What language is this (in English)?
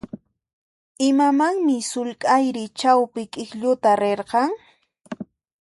Puno Quechua